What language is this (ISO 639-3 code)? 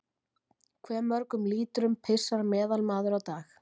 isl